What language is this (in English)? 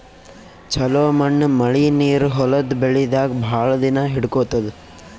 Kannada